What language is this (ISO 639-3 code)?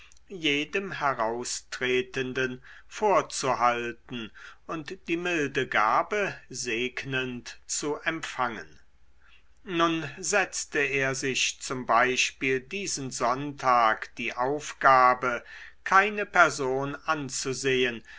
deu